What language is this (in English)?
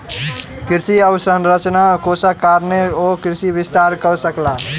Maithili